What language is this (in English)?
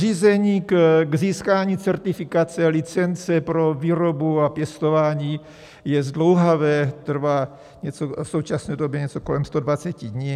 Czech